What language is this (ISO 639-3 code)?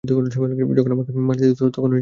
ben